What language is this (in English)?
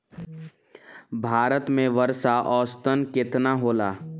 Bhojpuri